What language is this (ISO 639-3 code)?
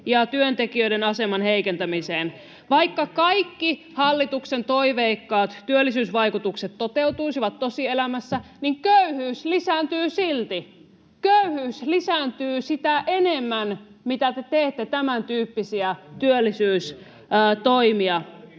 fin